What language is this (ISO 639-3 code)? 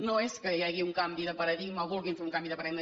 cat